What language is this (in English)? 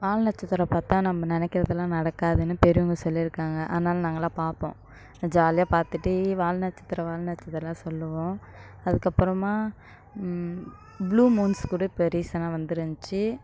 Tamil